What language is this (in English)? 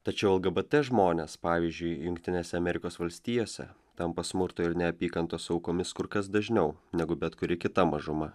Lithuanian